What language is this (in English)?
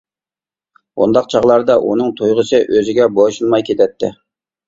Uyghur